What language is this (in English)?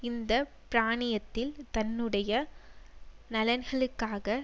Tamil